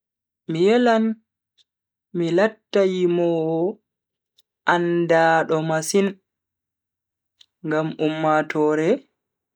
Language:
Bagirmi Fulfulde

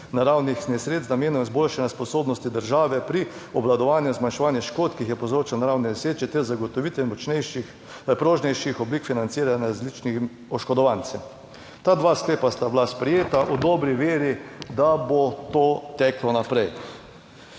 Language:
Slovenian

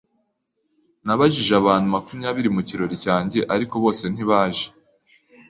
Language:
Kinyarwanda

